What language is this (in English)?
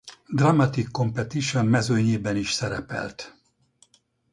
Hungarian